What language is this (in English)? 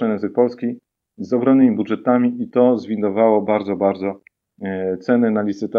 Polish